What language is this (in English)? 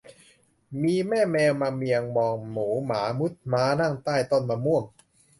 Thai